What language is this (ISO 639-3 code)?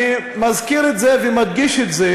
heb